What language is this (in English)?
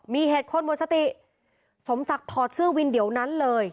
Thai